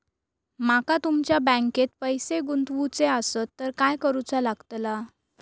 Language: Marathi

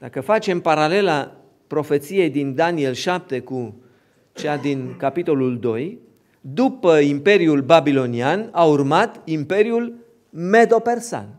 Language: Romanian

